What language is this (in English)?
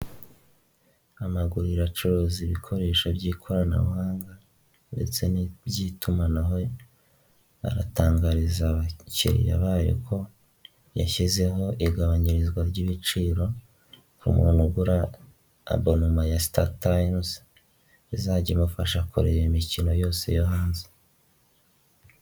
Kinyarwanda